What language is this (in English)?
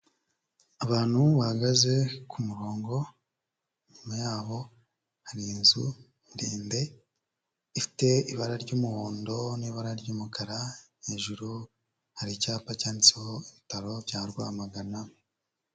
Kinyarwanda